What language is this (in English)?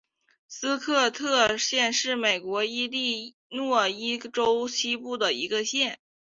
Chinese